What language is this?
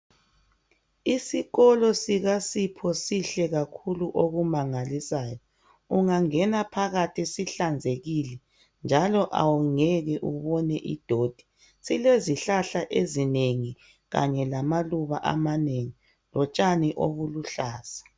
North Ndebele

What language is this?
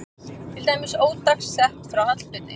Icelandic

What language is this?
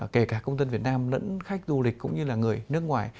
Vietnamese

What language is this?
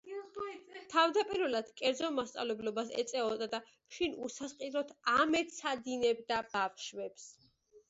Georgian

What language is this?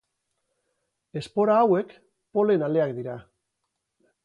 Basque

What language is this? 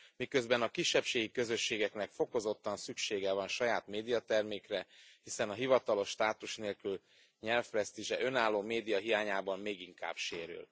Hungarian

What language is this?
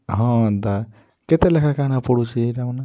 Odia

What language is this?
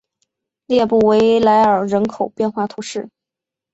Chinese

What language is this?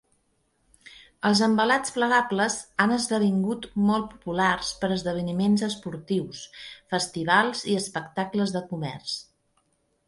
Catalan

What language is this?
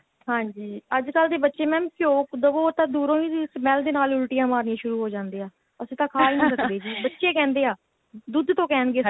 Punjabi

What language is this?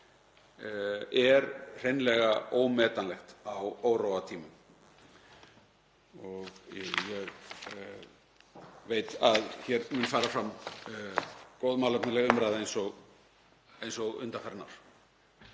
Icelandic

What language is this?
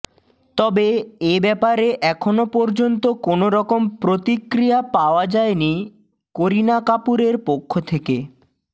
Bangla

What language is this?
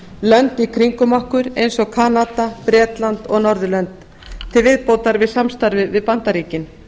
Icelandic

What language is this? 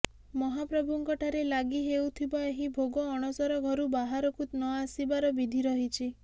Odia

